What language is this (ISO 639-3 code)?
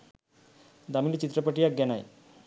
sin